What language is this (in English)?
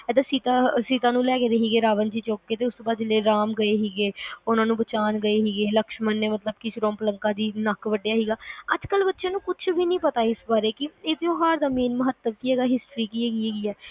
Punjabi